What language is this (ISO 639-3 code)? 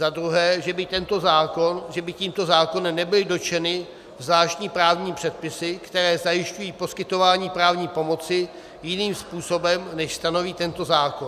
ces